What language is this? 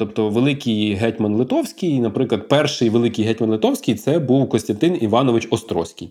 Ukrainian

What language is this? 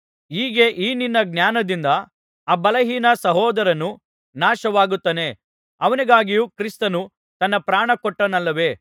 Kannada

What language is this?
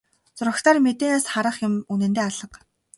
Mongolian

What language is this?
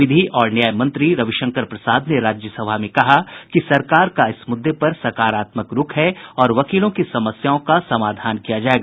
Hindi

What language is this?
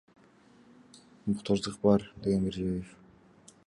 Kyrgyz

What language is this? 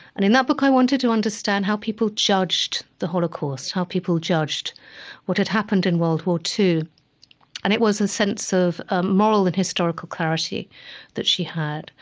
English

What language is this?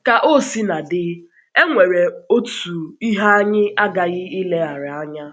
Igbo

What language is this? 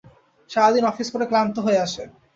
Bangla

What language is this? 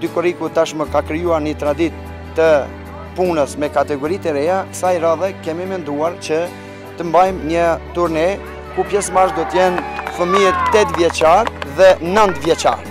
Romanian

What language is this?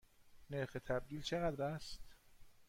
Persian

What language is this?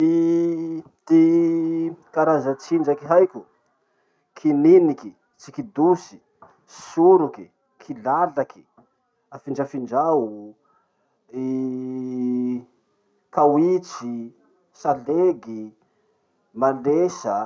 Masikoro Malagasy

